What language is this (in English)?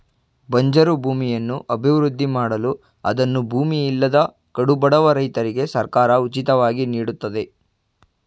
Kannada